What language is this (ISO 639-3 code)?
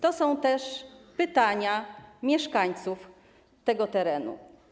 pol